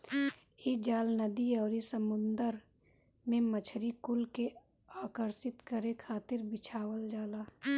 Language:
Bhojpuri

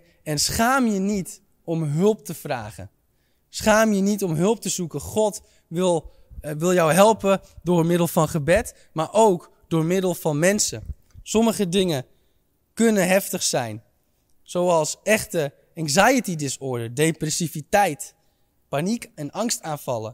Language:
Dutch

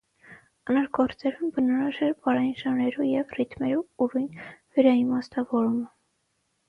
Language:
Armenian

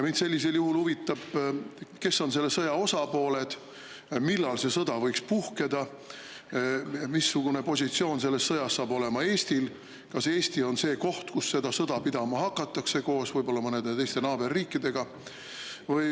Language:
Estonian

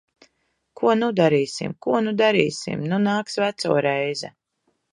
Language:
Latvian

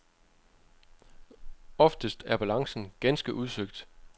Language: Danish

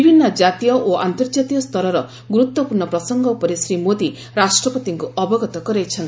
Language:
Odia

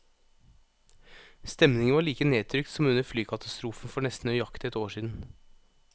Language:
Norwegian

